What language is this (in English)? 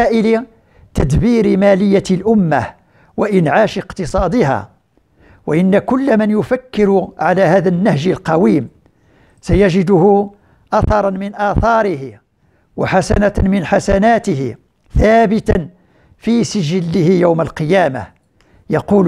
Arabic